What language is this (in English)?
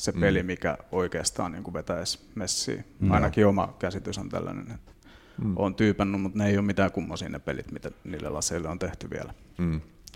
Finnish